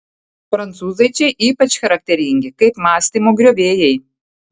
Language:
Lithuanian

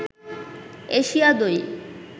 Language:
Bangla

